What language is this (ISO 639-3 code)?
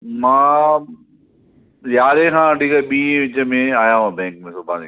snd